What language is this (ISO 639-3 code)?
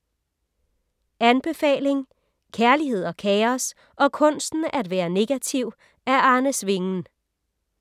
dan